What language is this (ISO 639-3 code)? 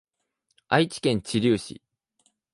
jpn